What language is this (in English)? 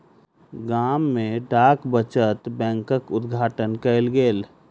Maithili